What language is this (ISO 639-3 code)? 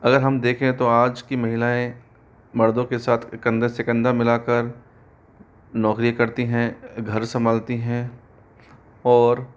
hin